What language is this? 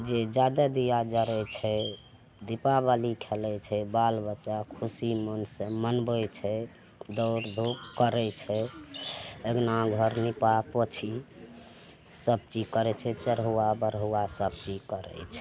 Maithili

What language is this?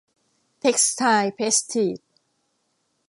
Thai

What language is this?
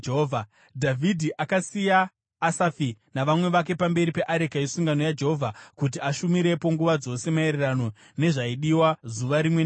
Shona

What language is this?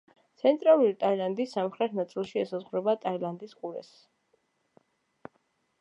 Georgian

